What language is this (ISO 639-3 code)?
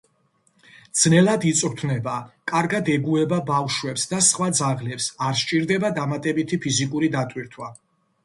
kat